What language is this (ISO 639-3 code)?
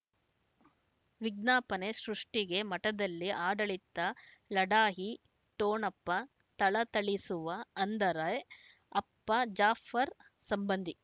kan